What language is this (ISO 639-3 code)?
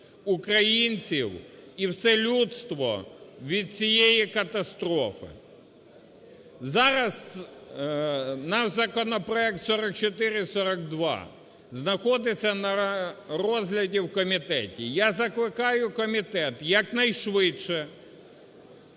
ukr